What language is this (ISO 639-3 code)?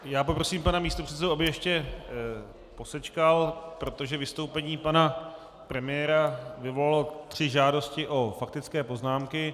ces